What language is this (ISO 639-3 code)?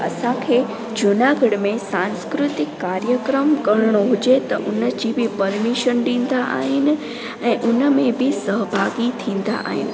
snd